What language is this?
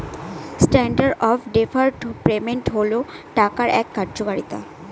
Bangla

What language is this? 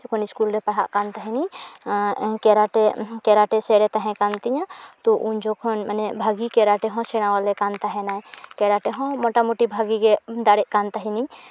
Santali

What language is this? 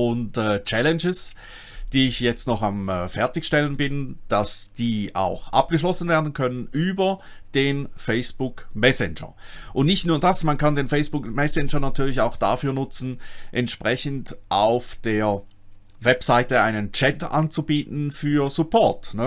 German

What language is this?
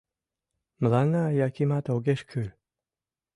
Mari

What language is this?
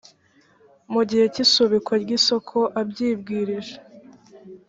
Kinyarwanda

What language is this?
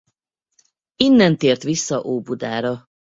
Hungarian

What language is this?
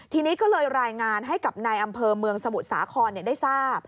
Thai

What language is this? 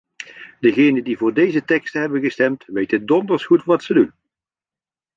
Dutch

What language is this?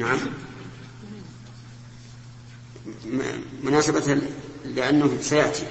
Arabic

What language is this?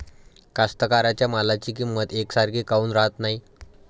Marathi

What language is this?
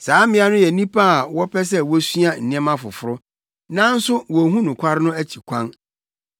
Akan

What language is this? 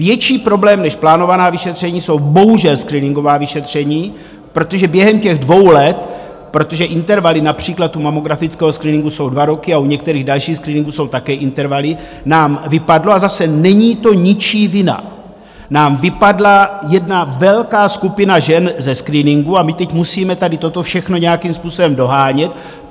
Czech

